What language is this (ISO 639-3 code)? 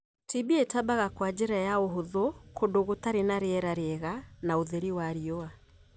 kik